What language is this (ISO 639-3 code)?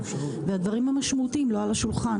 heb